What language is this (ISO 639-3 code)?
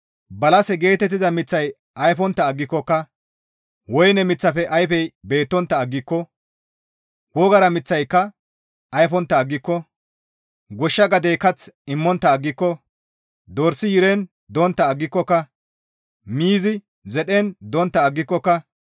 gmv